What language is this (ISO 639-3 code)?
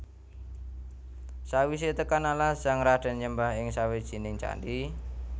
jav